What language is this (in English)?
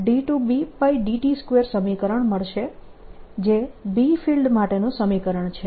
Gujarati